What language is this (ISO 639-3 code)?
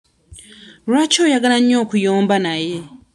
lug